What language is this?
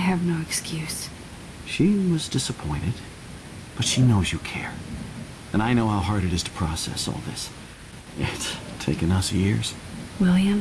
English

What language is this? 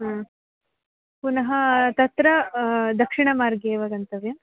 Sanskrit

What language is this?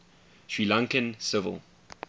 English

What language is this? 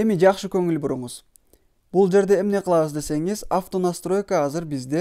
Turkish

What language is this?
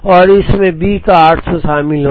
Hindi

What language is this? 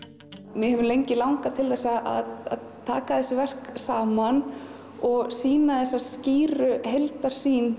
Icelandic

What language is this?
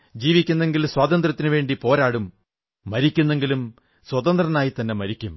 Malayalam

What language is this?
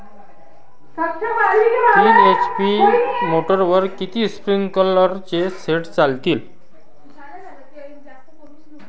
Marathi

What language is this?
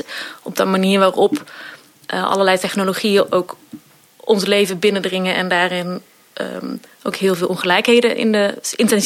Dutch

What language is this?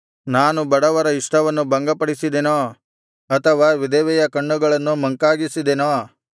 Kannada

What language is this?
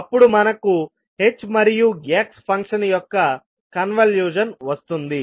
Telugu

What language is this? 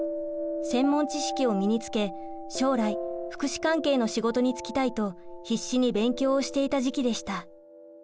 Japanese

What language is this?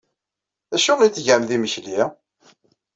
Kabyle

